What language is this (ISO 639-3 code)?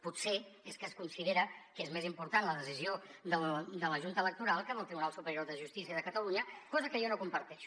cat